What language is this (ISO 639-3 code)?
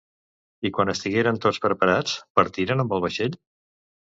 cat